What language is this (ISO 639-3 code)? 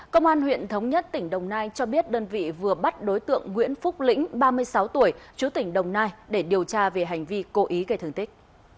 vie